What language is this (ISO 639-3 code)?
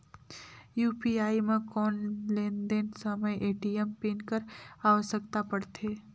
hne